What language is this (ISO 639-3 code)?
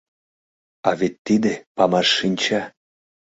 chm